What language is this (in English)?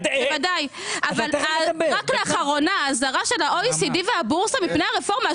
Hebrew